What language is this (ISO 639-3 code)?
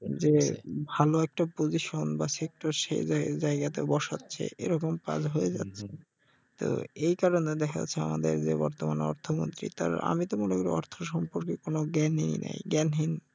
ben